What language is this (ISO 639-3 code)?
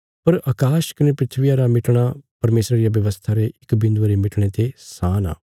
kfs